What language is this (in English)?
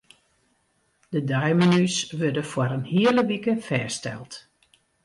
Western Frisian